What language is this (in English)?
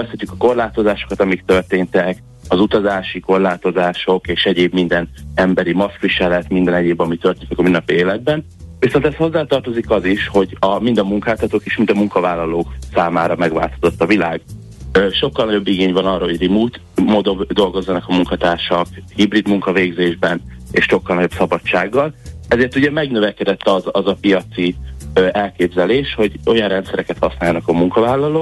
Hungarian